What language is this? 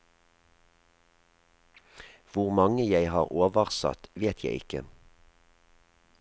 Norwegian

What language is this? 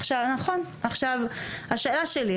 Hebrew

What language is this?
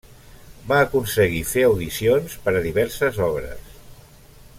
Catalan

